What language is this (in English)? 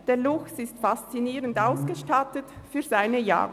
Swiss German